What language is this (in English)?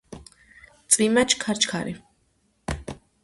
Georgian